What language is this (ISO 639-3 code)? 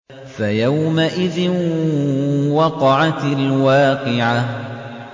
ara